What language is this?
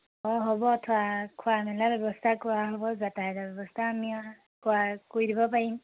Assamese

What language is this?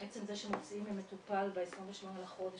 Hebrew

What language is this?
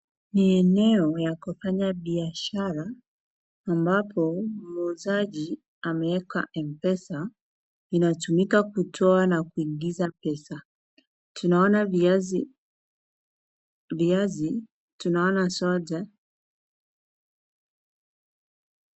Swahili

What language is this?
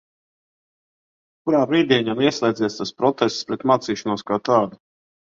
Latvian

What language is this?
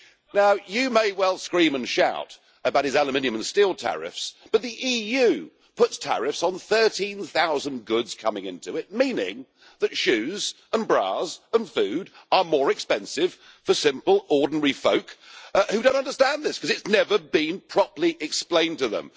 English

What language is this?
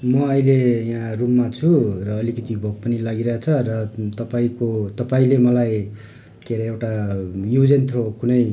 Nepali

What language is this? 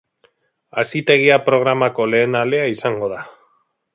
Basque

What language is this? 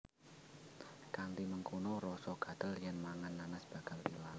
Javanese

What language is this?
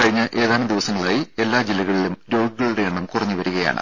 Malayalam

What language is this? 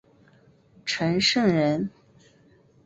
Chinese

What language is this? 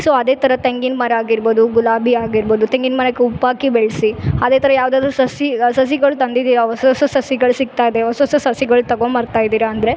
Kannada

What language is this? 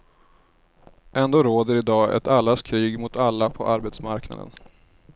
Swedish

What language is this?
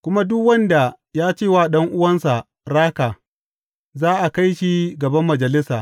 Hausa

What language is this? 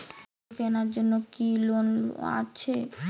Bangla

